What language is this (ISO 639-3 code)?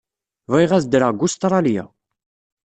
kab